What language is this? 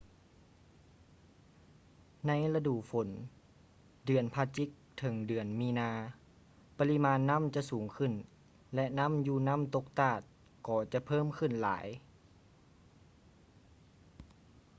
Lao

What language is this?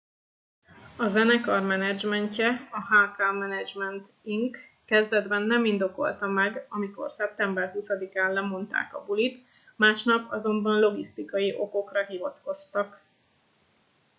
Hungarian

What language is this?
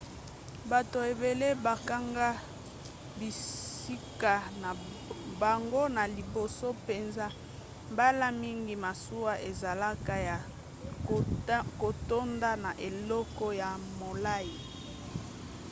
Lingala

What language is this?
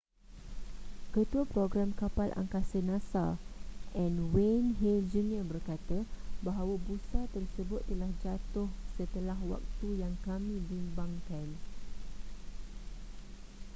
Malay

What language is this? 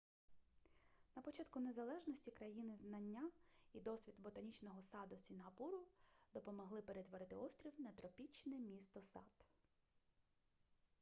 Ukrainian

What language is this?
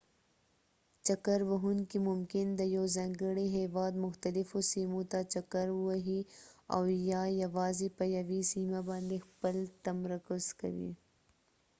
Pashto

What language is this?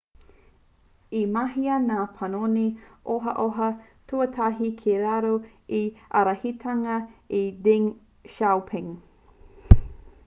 Māori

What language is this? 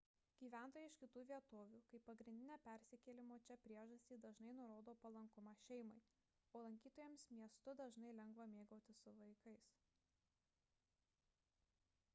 Lithuanian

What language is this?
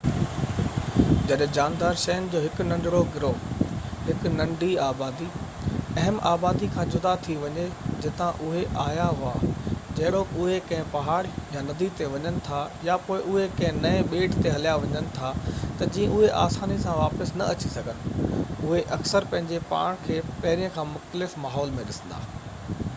Sindhi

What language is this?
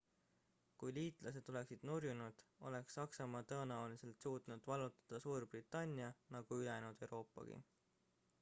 Estonian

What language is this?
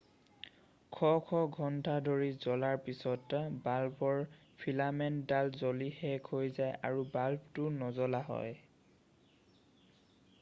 Assamese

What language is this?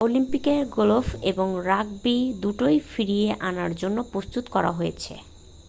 Bangla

